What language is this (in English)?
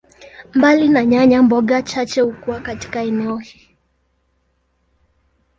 Swahili